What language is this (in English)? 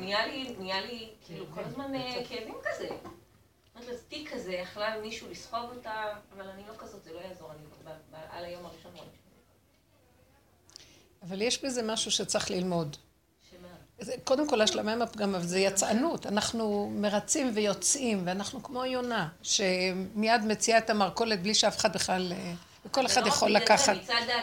Hebrew